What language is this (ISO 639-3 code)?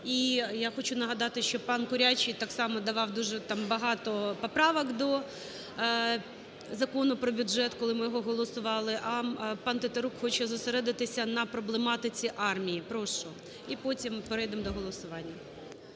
ukr